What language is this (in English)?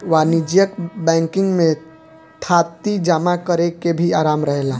Bhojpuri